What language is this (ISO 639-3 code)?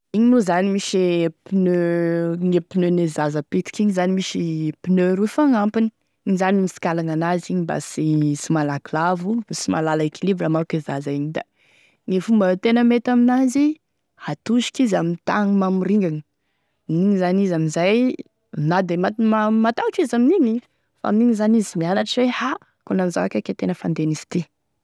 tkg